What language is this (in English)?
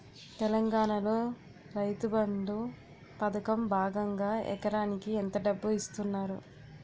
Telugu